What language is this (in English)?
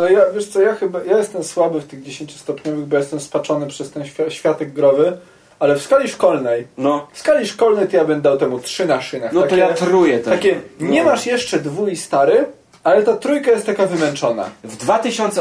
Polish